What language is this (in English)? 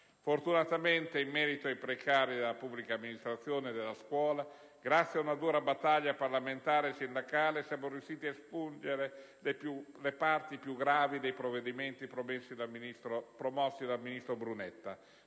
Italian